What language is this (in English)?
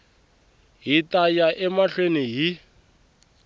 Tsonga